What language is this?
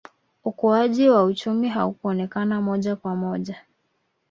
Swahili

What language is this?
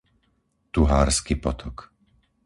Slovak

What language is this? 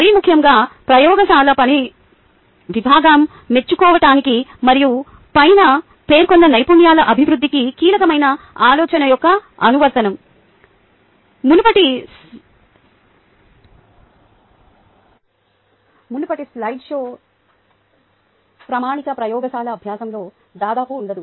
Telugu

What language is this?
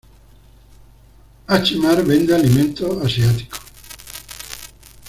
Spanish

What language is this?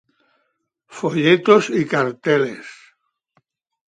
Spanish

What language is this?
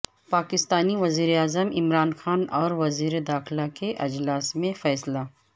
Urdu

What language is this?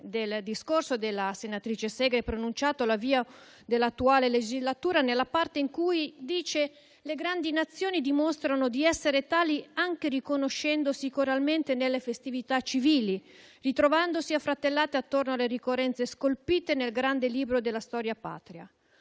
Italian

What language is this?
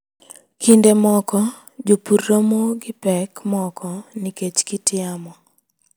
Luo (Kenya and Tanzania)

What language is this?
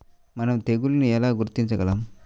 Telugu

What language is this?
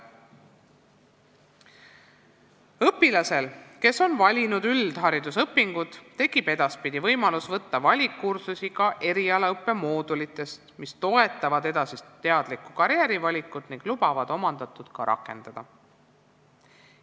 Estonian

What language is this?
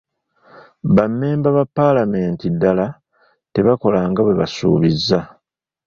Ganda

